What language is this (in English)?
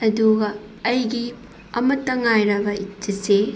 Manipuri